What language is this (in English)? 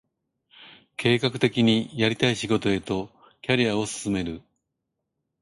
Japanese